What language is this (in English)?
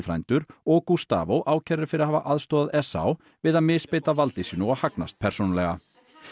Icelandic